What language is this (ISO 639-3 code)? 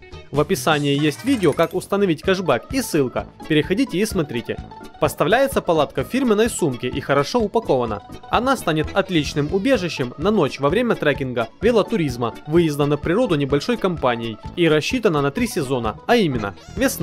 rus